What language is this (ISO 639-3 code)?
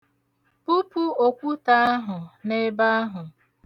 ibo